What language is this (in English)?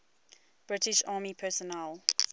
English